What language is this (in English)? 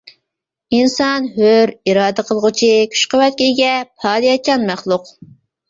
Uyghur